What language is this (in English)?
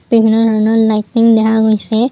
Assamese